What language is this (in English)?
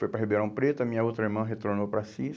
Portuguese